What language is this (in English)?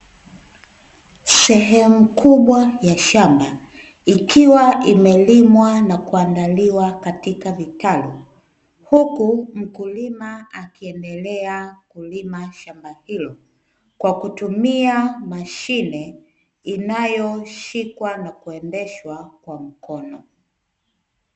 Swahili